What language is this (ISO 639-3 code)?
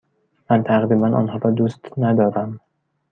fas